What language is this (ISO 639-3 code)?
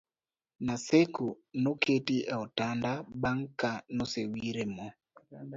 luo